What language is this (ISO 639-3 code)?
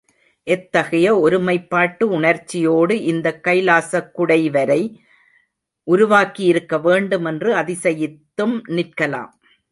tam